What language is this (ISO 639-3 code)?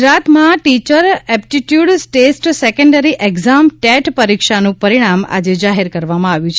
guj